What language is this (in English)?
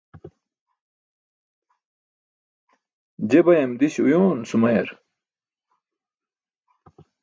Burushaski